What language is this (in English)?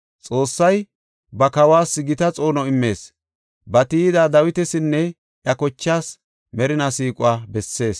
Gofa